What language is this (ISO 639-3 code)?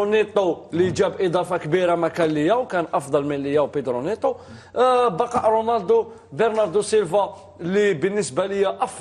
ara